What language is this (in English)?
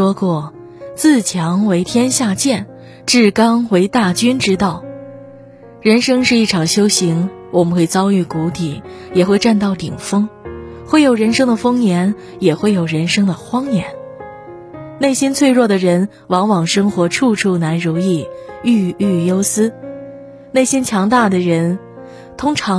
Chinese